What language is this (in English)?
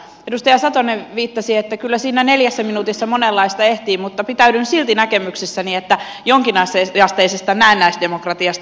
Finnish